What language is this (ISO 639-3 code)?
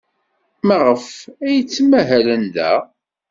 kab